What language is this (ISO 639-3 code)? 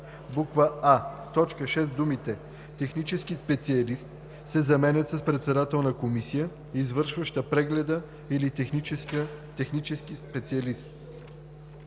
bul